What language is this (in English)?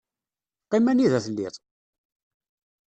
Kabyle